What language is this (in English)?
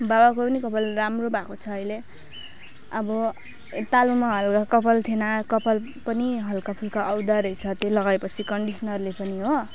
Nepali